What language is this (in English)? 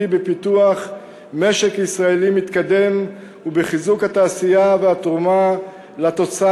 Hebrew